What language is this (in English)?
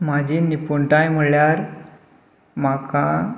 Konkani